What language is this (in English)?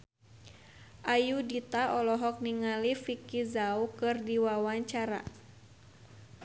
Sundanese